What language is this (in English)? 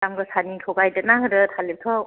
Bodo